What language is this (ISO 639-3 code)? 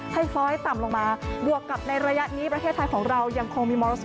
tha